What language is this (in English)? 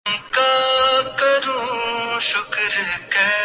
Urdu